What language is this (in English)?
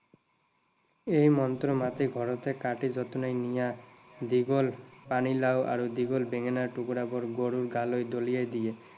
Assamese